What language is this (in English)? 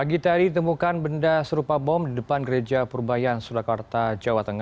Indonesian